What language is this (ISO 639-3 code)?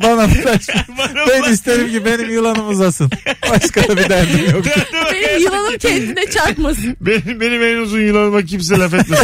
tur